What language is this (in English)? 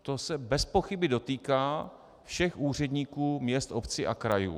Czech